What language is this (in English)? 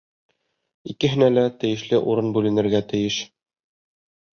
Bashkir